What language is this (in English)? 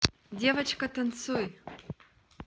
Russian